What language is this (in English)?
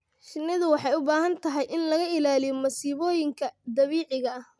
Somali